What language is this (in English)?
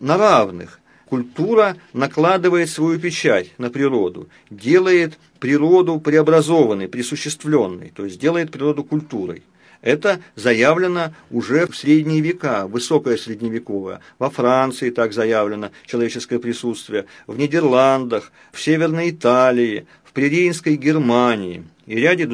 Russian